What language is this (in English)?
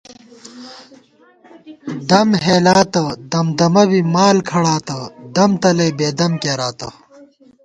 Gawar-Bati